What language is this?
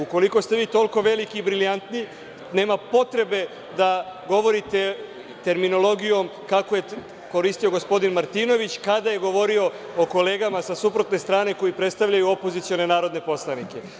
Serbian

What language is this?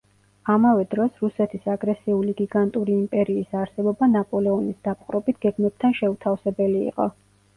Georgian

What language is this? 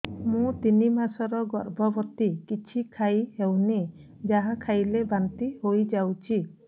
Odia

